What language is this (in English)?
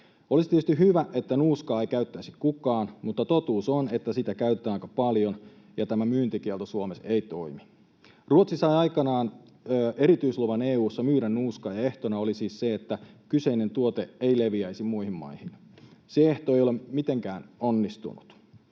Finnish